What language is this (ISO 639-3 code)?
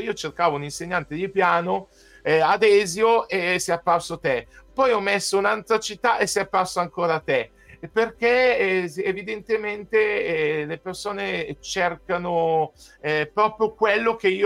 ita